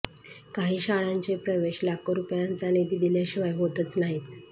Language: Marathi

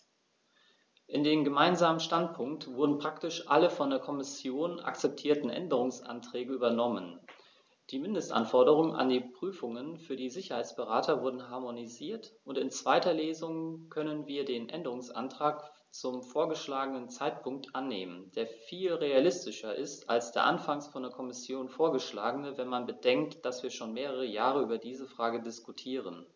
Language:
German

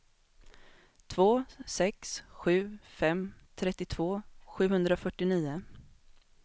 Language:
Swedish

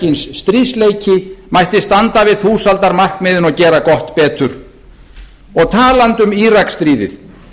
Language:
Icelandic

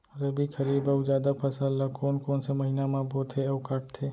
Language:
Chhattisgarhi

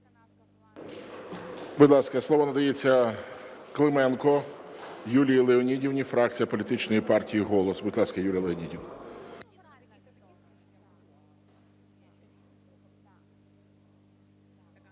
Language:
Ukrainian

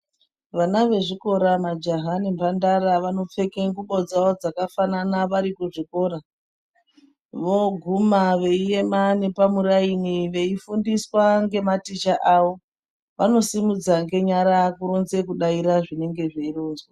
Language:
Ndau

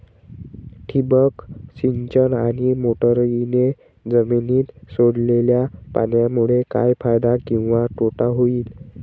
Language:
Marathi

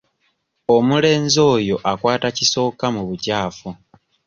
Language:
Ganda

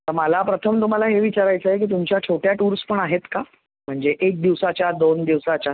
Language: Marathi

